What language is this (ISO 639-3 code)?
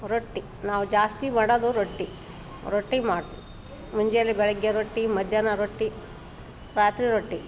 kan